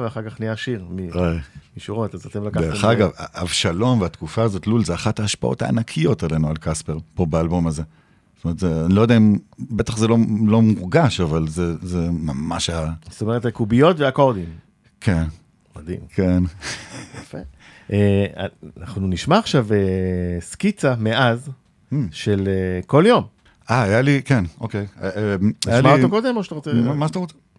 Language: Hebrew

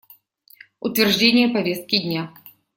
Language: Russian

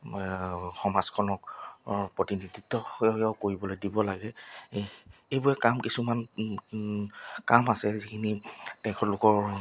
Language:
Assamese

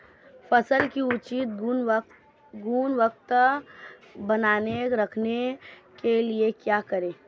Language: Hindi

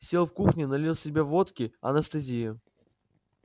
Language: Russian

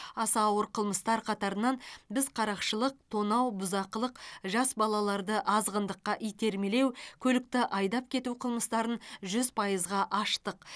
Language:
Kazakh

